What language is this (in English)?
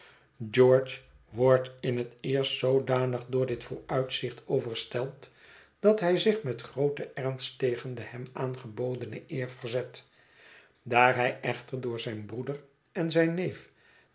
Dutch